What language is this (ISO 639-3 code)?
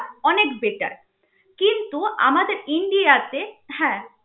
ben